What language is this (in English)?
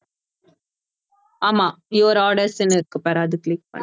Tamil